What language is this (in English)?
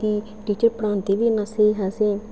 Dogri